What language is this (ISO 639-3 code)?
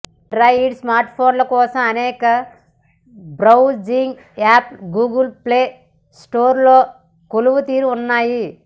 tel